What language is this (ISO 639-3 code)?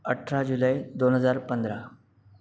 mar